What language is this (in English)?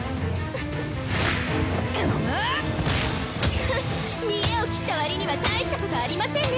Japanese